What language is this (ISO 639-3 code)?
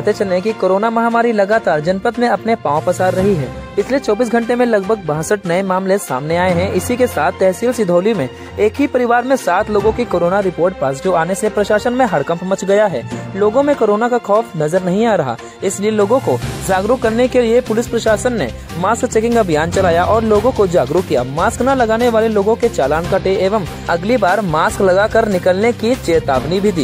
hin